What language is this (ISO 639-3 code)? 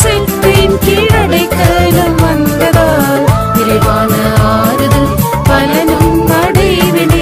ind